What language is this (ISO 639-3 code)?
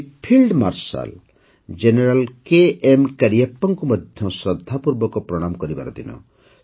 ori